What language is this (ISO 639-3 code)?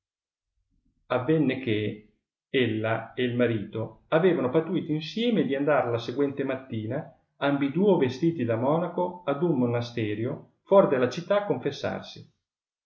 ita